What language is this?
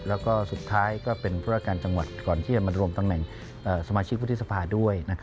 Thai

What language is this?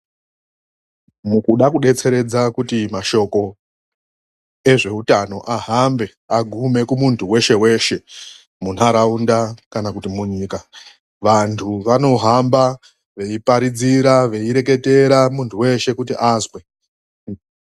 Ndau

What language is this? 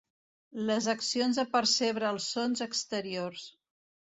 Catalan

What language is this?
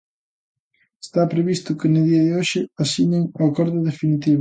Galician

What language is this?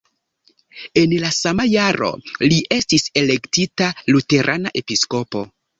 Esperanto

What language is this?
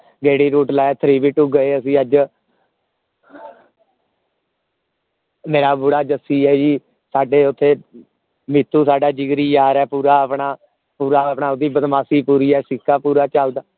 Punjabi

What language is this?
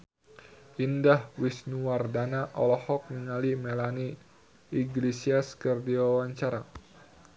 Sundanese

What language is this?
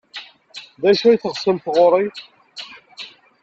Kabyle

